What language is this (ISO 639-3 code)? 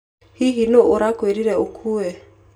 kik